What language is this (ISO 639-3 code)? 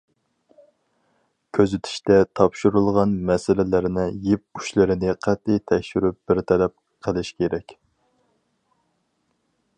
uig